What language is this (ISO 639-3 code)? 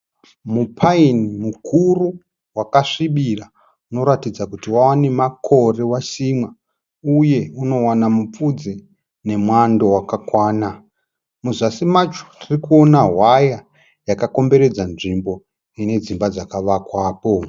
sna